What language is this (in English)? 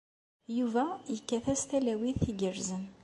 Kabyle